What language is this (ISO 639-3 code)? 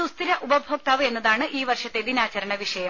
mal